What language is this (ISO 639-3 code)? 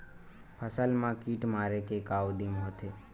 hne